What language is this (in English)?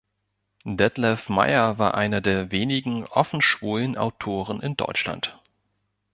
German